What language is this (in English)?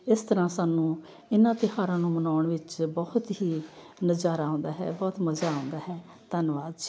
Punjabi